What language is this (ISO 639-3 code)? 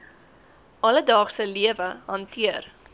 afr